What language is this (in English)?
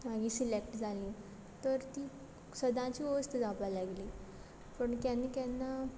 Konkani